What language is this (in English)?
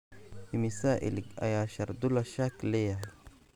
Somali